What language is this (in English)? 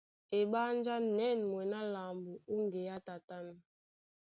Duala